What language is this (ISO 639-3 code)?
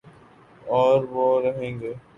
urd